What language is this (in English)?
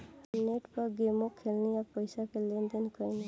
Bhojpuri